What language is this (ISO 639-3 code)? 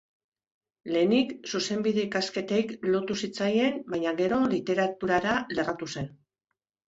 eus